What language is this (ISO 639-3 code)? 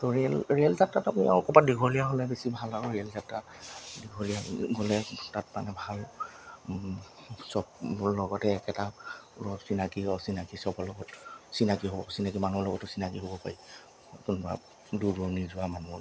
asm